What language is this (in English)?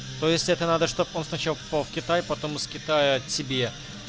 Russian